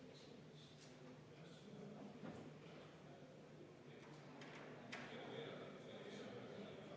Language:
Estonian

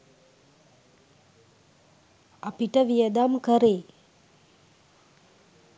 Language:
Sinhala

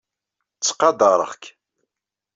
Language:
Kabyle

